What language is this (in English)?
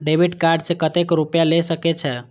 Maithili